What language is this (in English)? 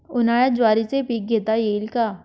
Marathi